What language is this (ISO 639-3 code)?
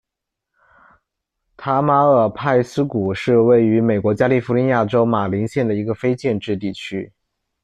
zho